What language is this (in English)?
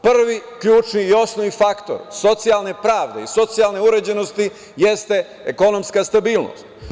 Serbian